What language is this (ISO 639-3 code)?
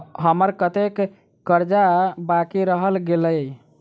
mai